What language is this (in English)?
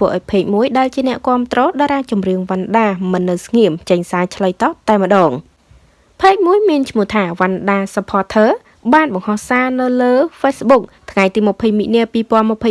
Vietnamese